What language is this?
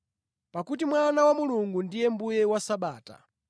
Nyanja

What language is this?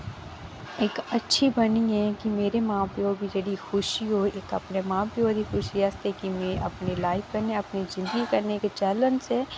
Dogri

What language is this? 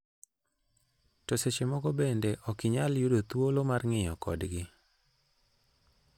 Luo (Kenya and Tanzania)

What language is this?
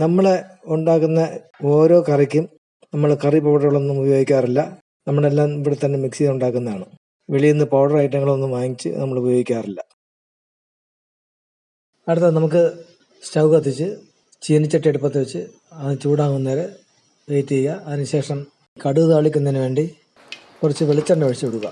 Malayalam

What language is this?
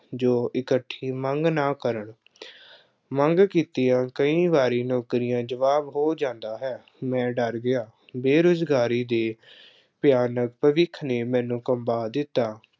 Punjabi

